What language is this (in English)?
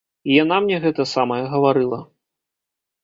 Belarusian